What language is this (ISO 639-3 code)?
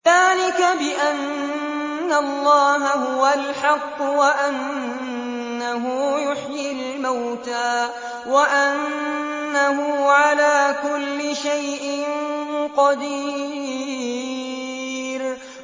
ara